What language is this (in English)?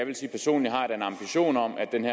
Danish